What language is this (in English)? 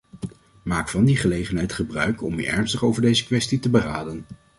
Dutch